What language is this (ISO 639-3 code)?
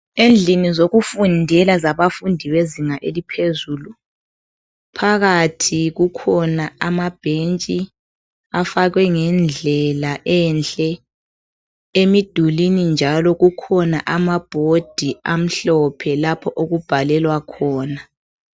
nde